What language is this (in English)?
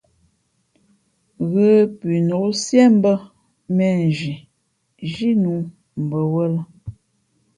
Fe'fe'